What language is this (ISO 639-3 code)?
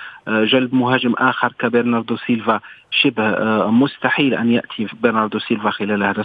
ara